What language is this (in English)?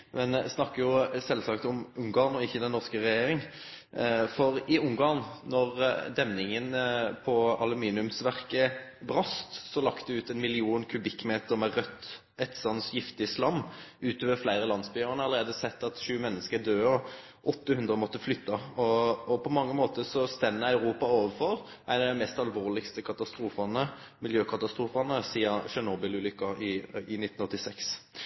Norwegian Nynorsk